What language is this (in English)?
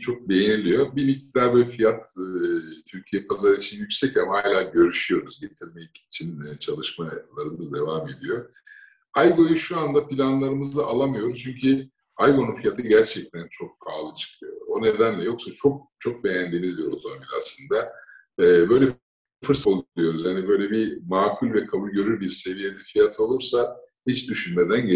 Turkish